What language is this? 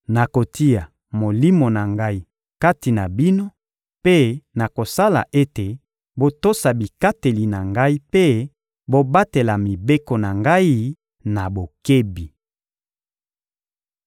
Lingala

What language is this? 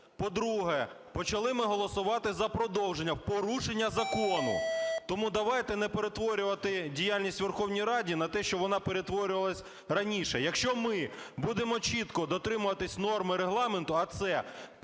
Ukrainian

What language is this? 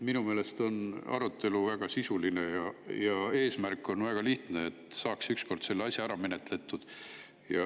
Estonian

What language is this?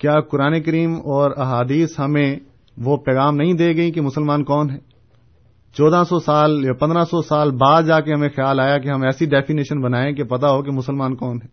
Urdu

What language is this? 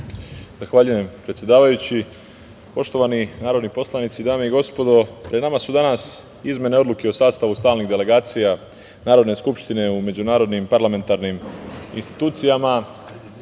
Serbian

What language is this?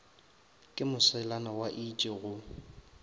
Northern Sotho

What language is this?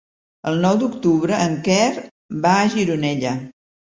Catalan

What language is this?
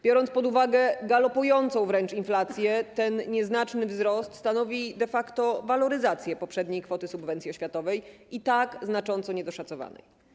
Polish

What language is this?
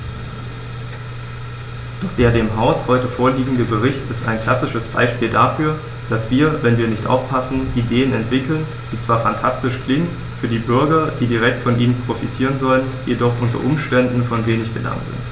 German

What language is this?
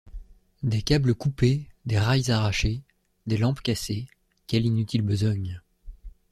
French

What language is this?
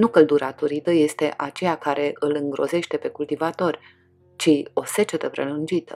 Romanian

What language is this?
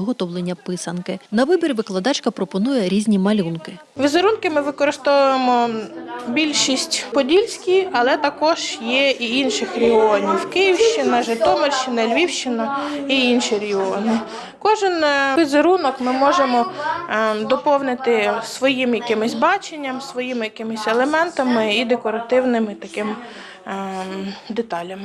Ukrainian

